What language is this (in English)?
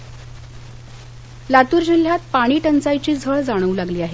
Marathi